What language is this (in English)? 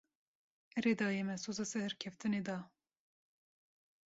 Kurdish